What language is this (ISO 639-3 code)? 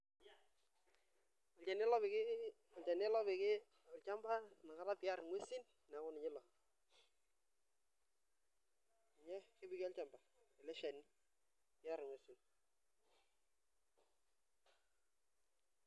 mas